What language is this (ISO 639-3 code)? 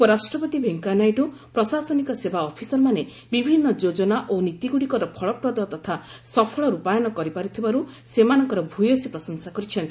ori